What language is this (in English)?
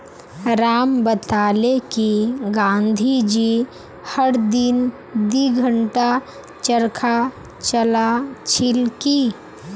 Magahi